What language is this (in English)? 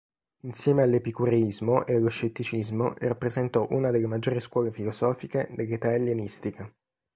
Italian